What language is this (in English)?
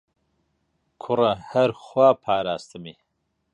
Central Kurdish